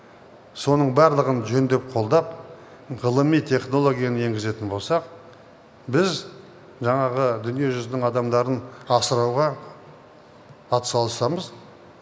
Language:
Kazakh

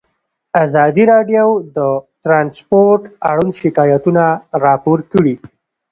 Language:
Pashto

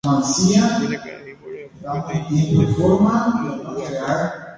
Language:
Guarani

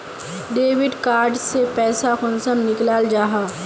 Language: Magahi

